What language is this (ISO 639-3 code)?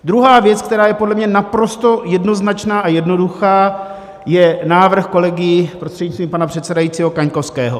ces